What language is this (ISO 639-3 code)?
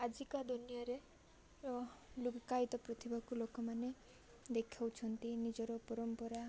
ori